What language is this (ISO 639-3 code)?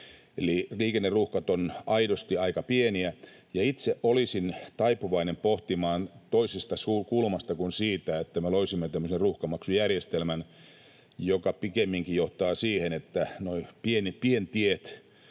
fin